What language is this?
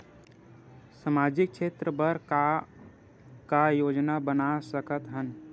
Chhattisgarhi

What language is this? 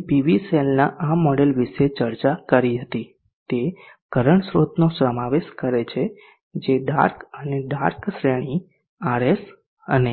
Gujarati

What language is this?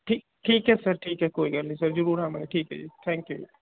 Punjabi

